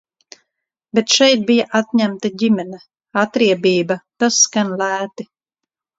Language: Latvian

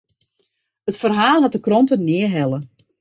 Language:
Western Frisian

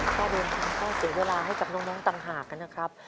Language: Thai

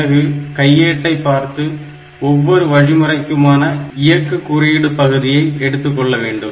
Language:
Tamil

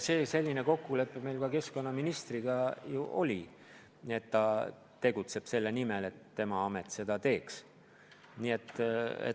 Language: Estonian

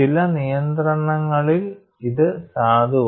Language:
Malayalam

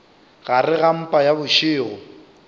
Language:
Northern Sotho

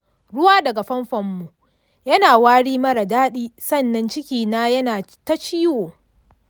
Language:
Hausa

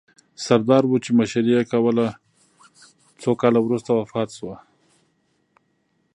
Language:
Pashto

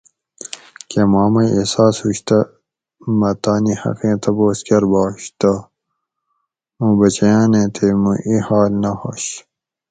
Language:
Gawri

